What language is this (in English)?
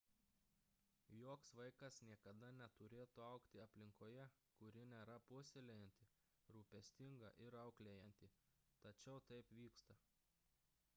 Lithuanian